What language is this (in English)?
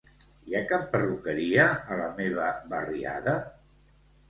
Catalan